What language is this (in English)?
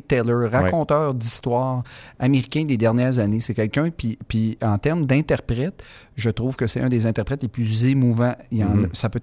French